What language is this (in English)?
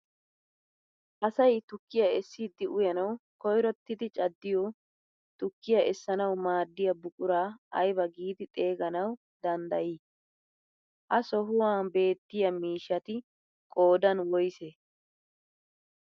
Wolaytta